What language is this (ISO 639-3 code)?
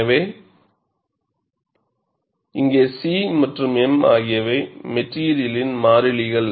tam